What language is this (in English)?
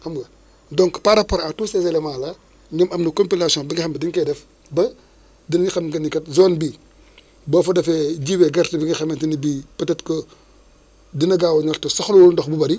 Wolof